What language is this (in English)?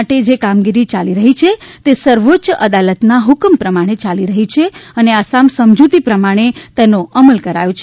Gujarati